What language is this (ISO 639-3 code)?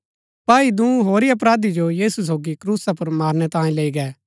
gbk